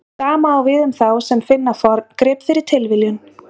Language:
Icelandic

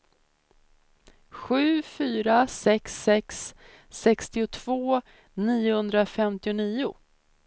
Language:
Swedish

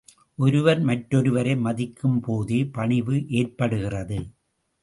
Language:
Tamil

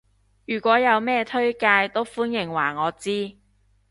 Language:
Cantonese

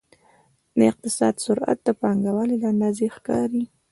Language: Pashto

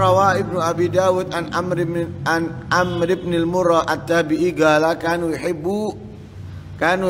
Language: Indonesian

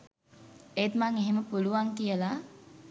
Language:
Sinhala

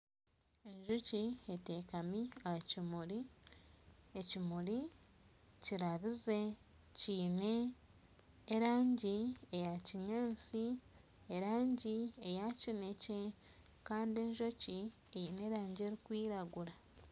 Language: Nyankole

